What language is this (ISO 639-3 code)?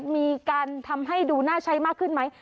tha